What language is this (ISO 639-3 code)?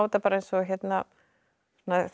isl